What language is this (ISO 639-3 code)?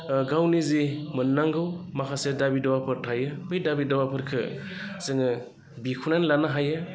brx